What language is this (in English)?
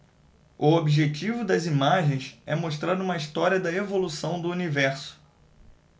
Portuguese